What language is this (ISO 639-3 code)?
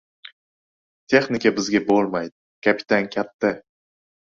uzb